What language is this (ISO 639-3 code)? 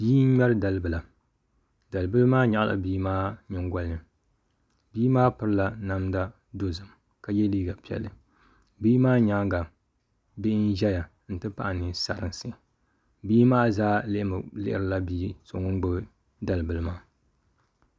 dag